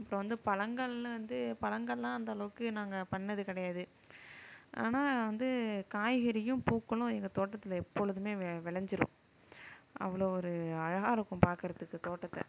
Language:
Tamil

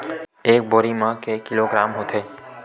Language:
Chhattisgarhi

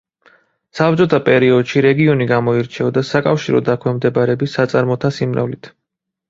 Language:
Georgian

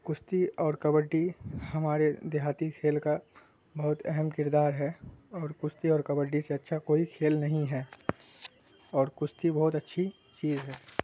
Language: Urdu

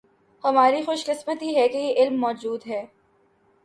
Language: Urdu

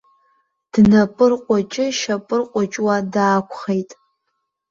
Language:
Abkhazian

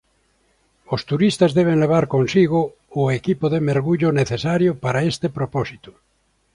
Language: Galician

